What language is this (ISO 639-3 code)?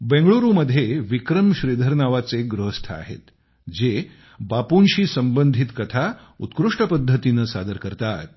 mar